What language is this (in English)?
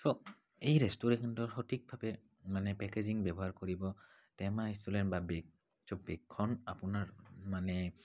Assamese